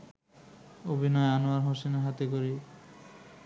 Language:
Bangla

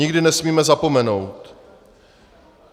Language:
Czech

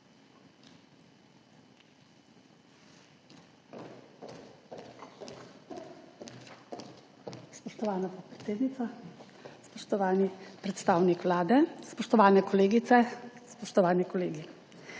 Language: Slovenian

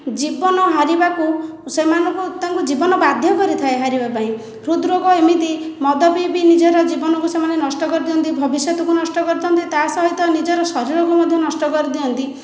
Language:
Odia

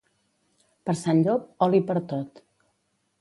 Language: Catalan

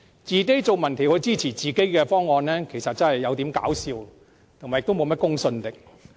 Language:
Cantonese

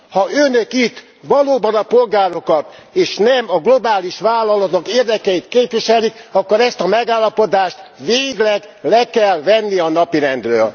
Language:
Hungarian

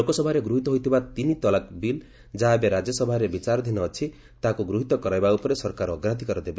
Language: Odia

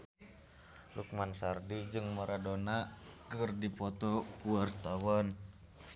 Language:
Sundanese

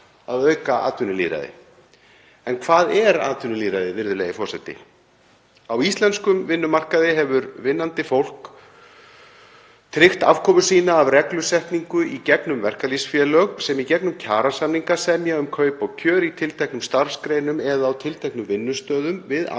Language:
Icelandic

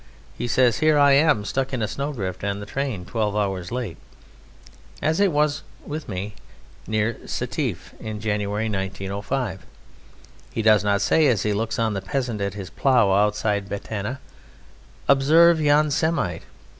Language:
English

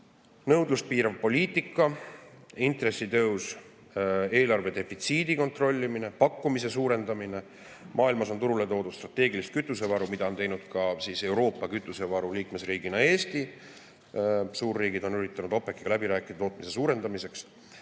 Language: Estonian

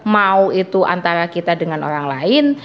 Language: Indonesian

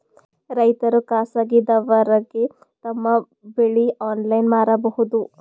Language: Kannada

